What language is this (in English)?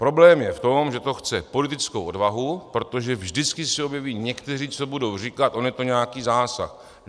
Czech